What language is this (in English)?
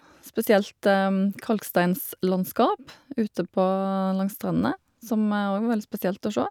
Norwegian